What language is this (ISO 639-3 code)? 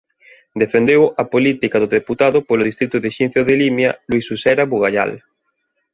glg